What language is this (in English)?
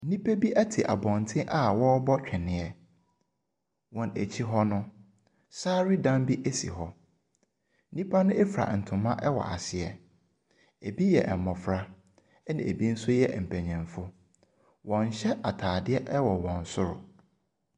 Akan